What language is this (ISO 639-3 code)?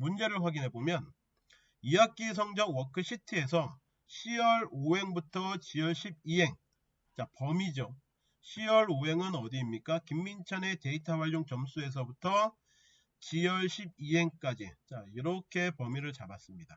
kor